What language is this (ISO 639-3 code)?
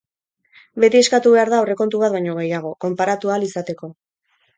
eus